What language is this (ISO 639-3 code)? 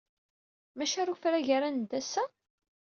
kab